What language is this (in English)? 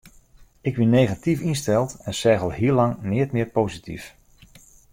Western Frisian